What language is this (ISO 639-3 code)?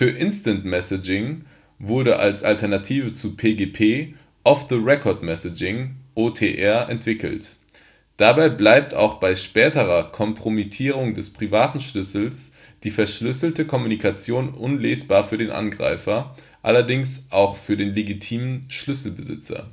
deu